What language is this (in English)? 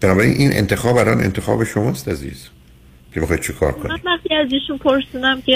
Persian